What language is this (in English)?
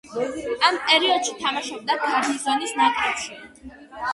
Georgian